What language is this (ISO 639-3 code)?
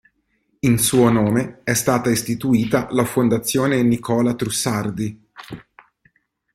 ita